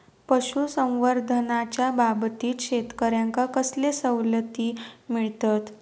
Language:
Marathi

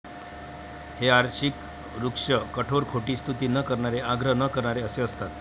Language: Marathi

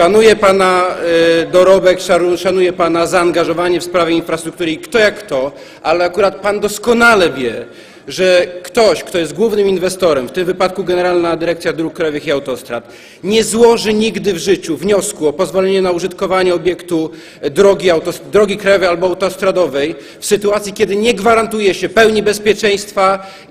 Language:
Polish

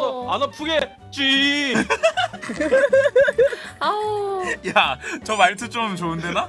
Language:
Korean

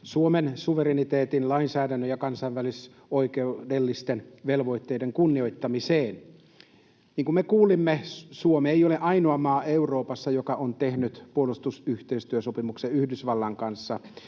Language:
Finnish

